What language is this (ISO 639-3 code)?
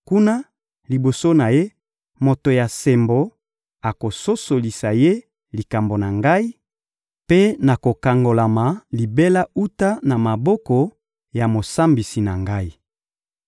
lin